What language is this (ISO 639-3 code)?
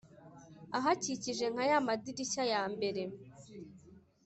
kin